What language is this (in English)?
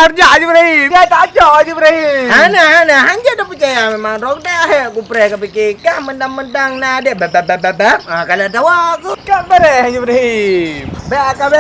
Malay